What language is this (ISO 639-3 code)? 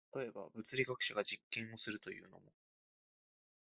jpn